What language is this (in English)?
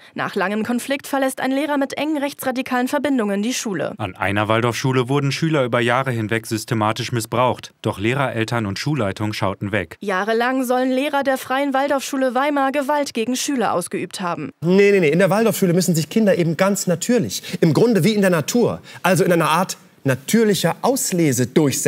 German